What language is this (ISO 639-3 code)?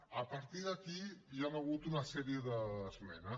cat